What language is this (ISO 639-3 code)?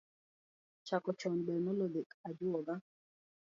luo